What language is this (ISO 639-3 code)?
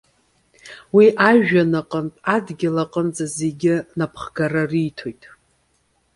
abk